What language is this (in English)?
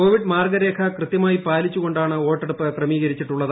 Malayalam